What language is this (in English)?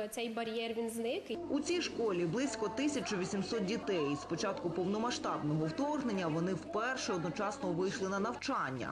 Ukrainian